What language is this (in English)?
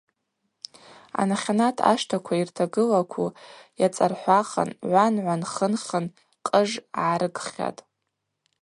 Abaza